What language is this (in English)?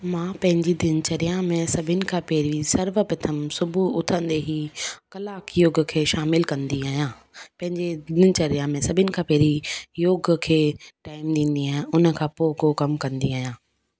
Sindhi